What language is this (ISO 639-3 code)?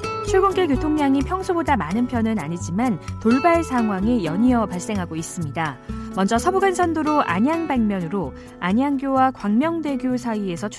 kor